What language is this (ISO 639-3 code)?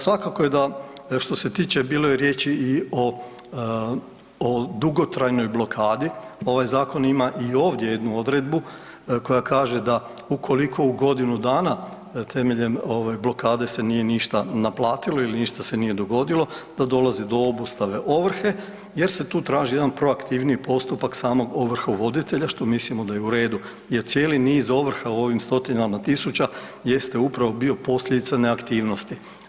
hrv